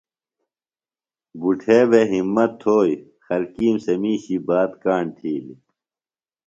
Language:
Phalura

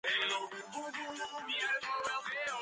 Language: Georgian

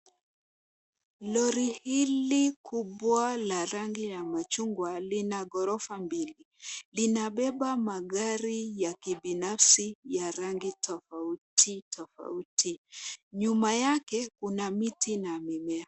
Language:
Swahili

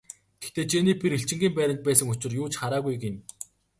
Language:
Mongolian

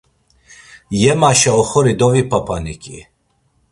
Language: Laz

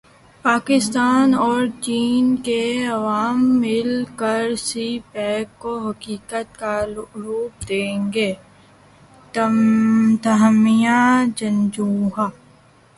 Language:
Urdu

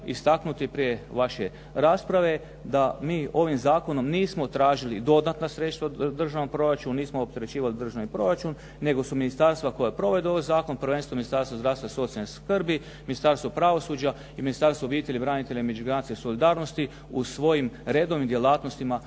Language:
Croatian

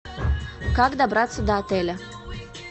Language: Russian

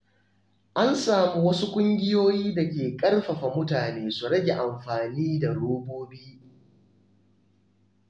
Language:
Hausa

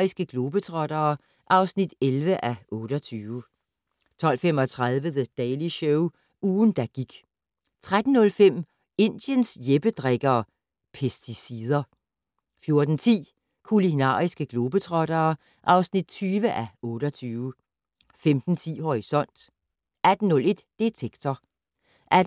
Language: Danish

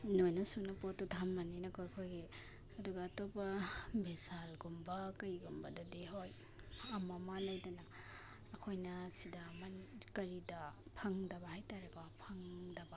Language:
Manipuri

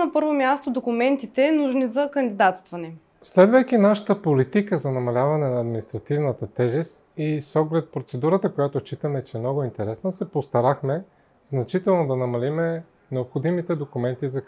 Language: Bulgarian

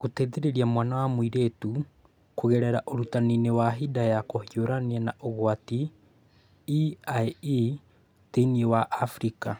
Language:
Kikuyu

